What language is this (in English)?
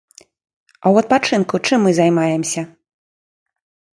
Belarusian